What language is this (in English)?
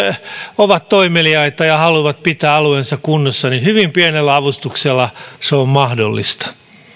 Finnish